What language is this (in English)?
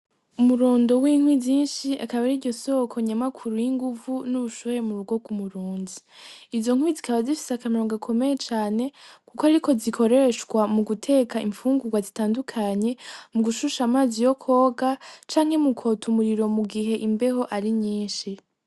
Rundi